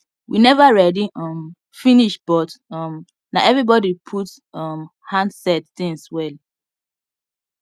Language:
Nigerian Pidgin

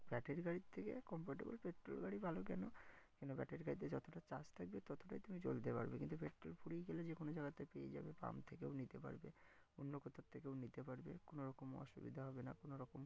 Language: Bangla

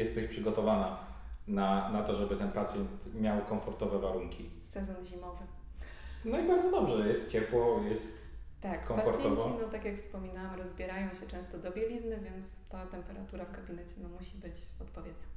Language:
Polish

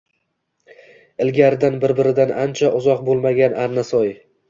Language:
Uzbek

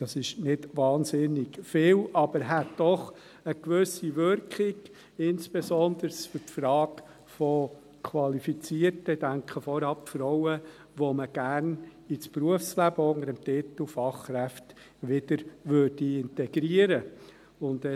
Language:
Swiss German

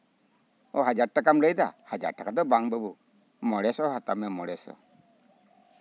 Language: Santali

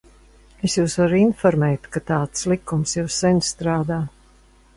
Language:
Latvian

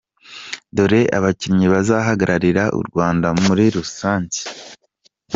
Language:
Kinyarwanda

